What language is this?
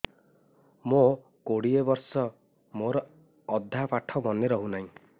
Odia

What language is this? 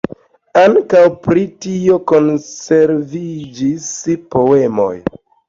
Esperanto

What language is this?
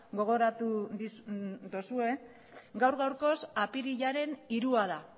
Basque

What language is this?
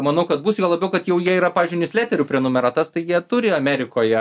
Lithuanian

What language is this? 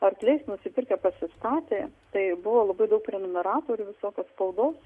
Lithuanian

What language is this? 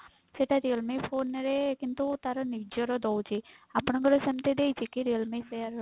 Odia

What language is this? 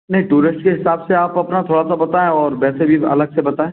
Hindi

